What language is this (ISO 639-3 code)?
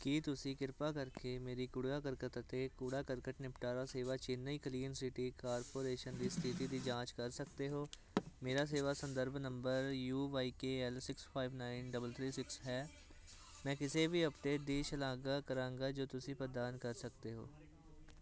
pan